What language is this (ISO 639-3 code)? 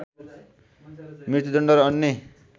nep